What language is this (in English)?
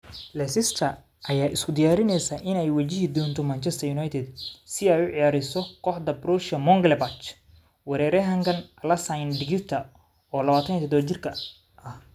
Somali